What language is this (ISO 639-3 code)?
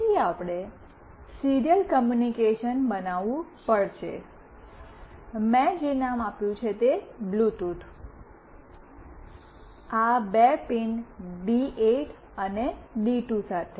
guj